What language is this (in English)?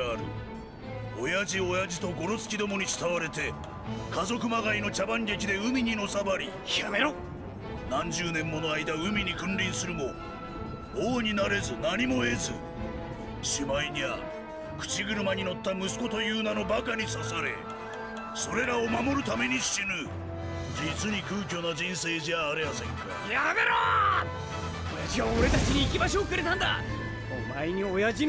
Japanese